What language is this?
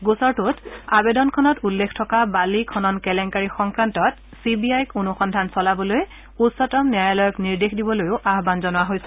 Assamese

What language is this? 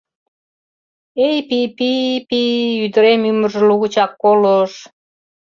Mari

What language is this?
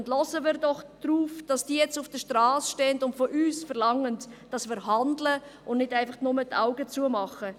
Swiss German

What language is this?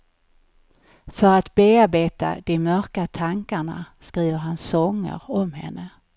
Swedish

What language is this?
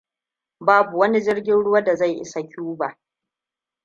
Hausa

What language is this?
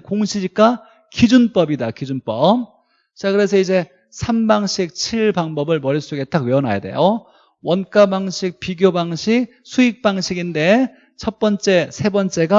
Korean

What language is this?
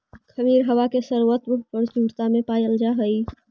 Magahi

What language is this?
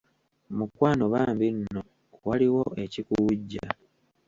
Ganda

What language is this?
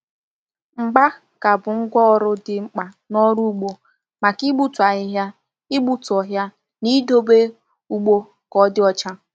Igbo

